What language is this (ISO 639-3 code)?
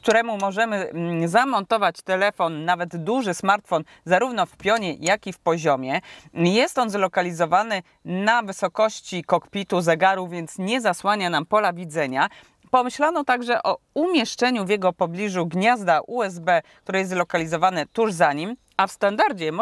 pol